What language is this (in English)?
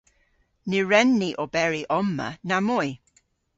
Cornish